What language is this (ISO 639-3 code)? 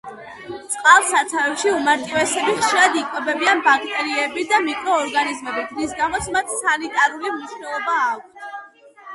kat